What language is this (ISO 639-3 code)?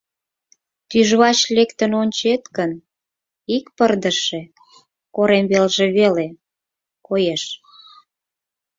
chm